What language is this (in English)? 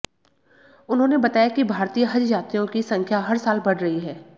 Hindi